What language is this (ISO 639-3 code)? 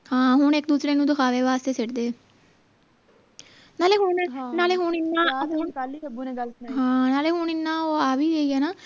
pan